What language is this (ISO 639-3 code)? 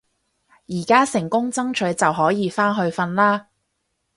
yue